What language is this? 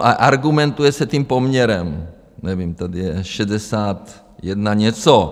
Czech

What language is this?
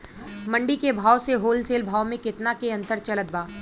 Bhojpuri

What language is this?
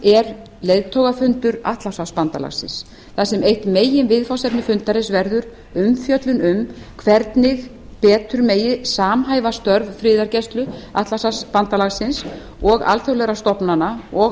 Icelandic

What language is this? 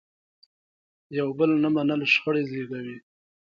Pashto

